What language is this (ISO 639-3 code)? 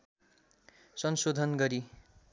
nep